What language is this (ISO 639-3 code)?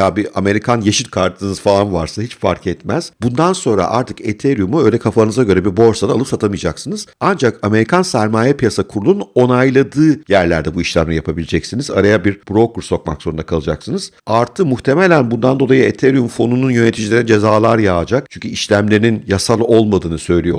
tur